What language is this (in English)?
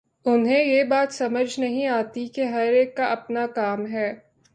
Urdu